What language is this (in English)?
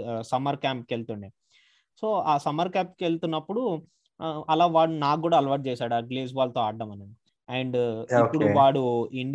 Telugu